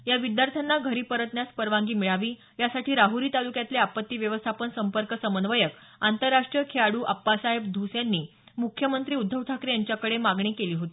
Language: Marathi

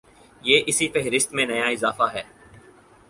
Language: Urdu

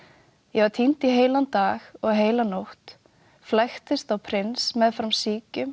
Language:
Icelandic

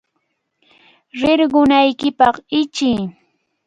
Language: Cajatambo North Lima Quechua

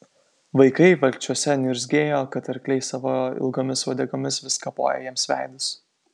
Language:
Lithuanian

